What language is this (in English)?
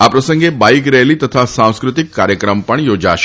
Gujarati